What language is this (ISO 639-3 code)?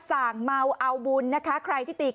tha